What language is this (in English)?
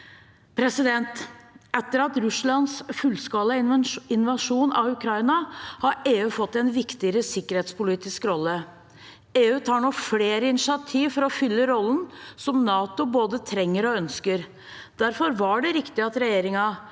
Norwegian